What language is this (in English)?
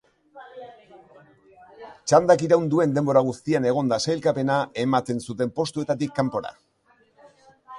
Basque